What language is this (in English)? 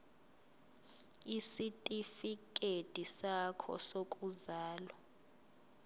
Zulu